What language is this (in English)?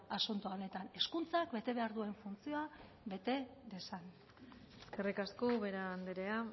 Basque